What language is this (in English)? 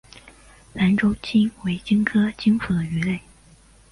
Chinese